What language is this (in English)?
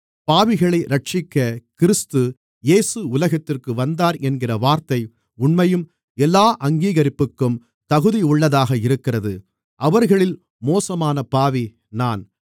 Tamil